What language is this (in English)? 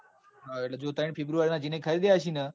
Gujarati